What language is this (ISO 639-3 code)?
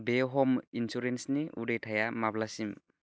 brx